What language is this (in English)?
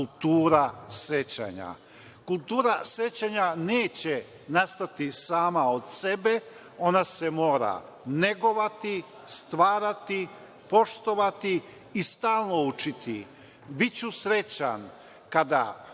Serbian